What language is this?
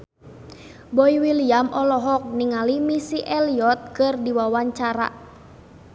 Sundanese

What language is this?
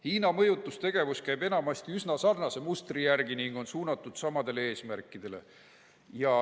Estonian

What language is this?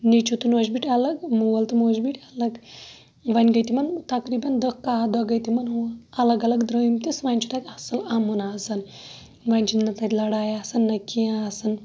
Kashmiri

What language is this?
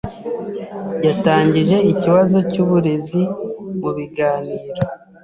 Kinyarwanda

